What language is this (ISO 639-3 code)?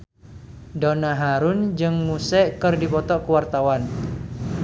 sun